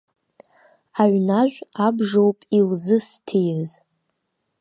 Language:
Abkhazian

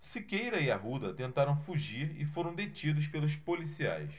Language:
Portuguese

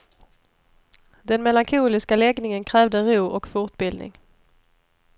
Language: Swedish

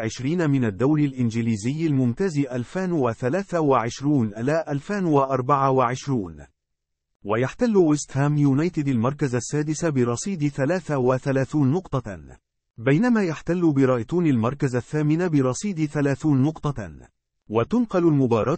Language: Arabic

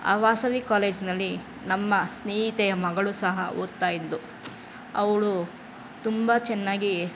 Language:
Kannada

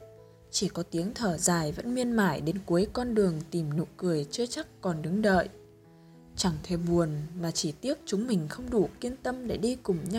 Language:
Vietnamese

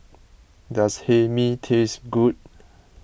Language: English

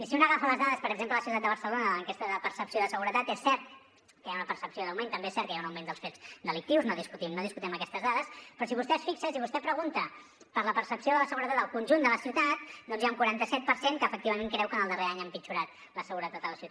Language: Catalan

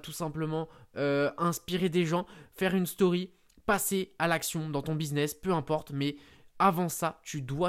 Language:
French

